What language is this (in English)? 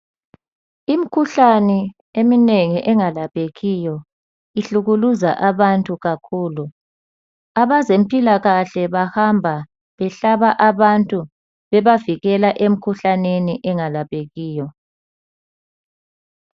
North Ndebele